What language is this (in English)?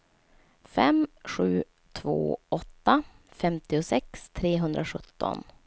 Swedish